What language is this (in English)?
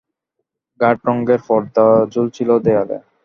Bangla